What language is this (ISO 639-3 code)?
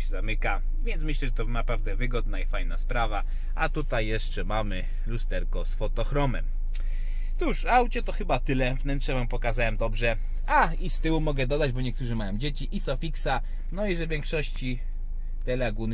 pol